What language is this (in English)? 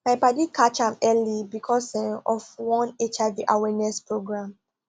Nigerian Pidgin